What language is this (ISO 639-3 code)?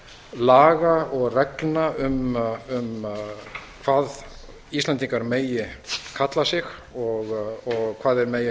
isl